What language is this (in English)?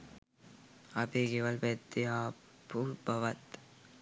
Sinhala